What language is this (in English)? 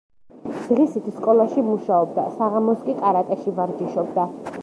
Georgian